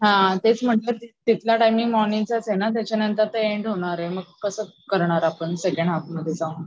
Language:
Marathi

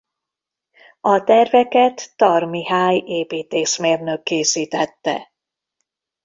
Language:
Hungarian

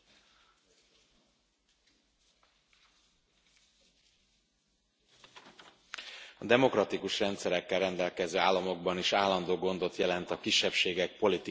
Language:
Hungarian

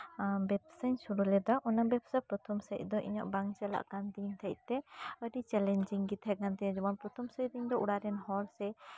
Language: Santali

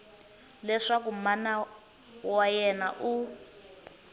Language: Tsonga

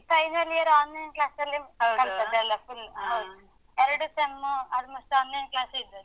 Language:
Kannada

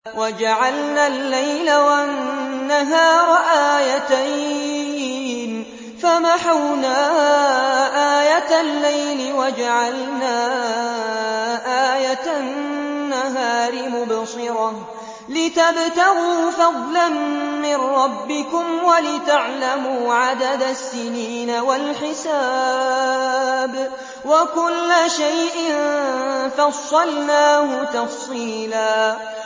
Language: Arabic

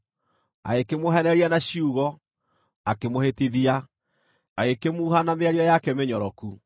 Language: Kikuyu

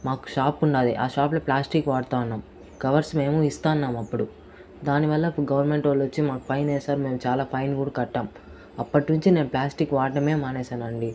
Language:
Telugu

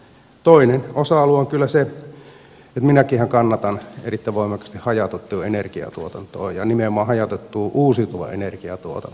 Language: Finnish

